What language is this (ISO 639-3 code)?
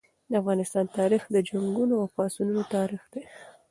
pus